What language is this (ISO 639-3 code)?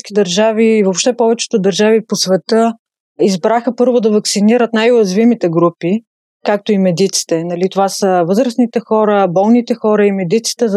bul